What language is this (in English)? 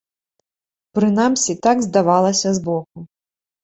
Belarusian